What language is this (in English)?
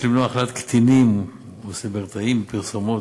Hebrew